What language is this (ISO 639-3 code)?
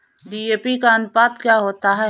hin